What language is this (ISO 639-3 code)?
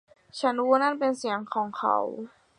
tha